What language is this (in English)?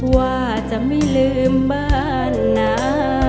Thai